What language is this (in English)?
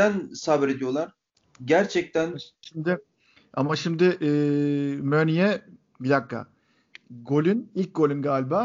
Turkish